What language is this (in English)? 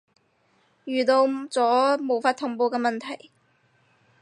Cantonese